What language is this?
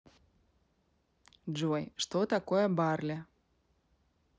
Russian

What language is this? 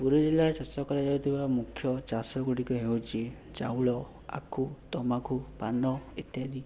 Odia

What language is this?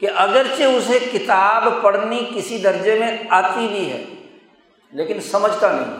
Urdu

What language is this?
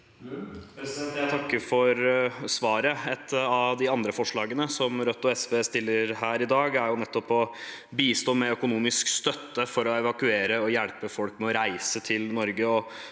Norwegian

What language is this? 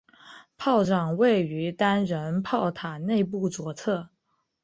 Chinese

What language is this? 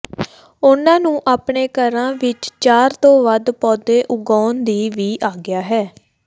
Punjabi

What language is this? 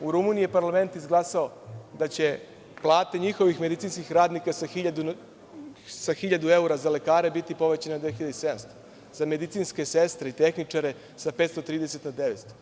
Serbian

